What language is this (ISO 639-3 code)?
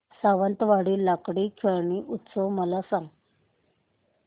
mar